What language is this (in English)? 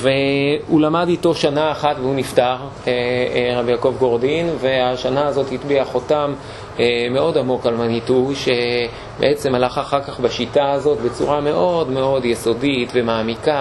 Hebrew